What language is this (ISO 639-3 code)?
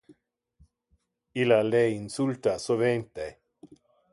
ina